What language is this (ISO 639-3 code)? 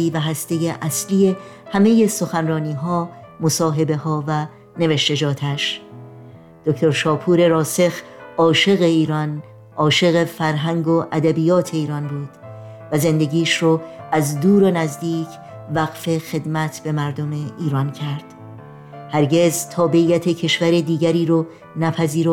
fas